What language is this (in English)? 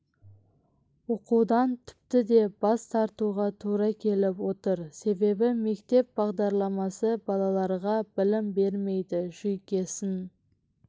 Kazakh